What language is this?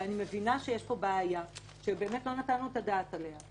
Hebrew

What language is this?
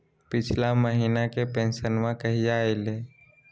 Magahi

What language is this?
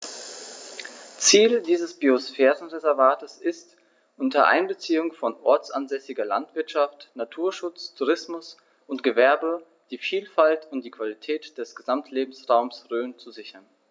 German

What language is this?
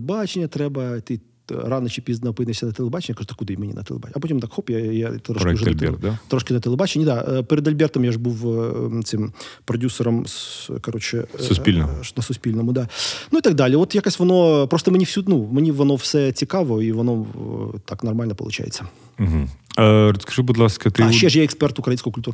Ukrainian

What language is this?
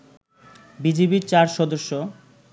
Bangla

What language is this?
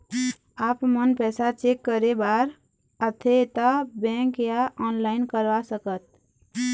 Chhattisgarhi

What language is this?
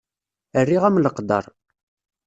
Kabyle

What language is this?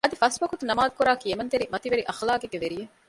Divehi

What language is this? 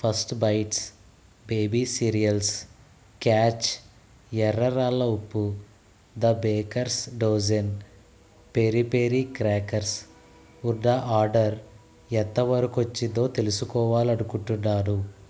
Telugu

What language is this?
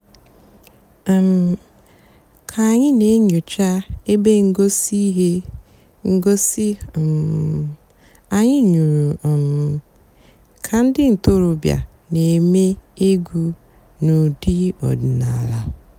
Igbo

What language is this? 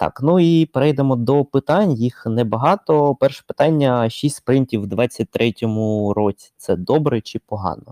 Ukrainian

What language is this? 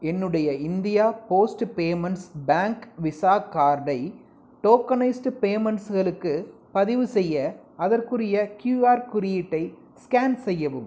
Tamil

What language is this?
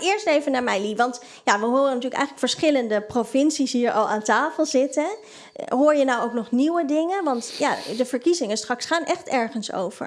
Dutch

